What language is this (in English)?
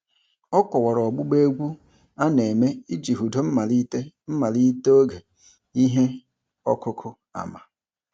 Igbo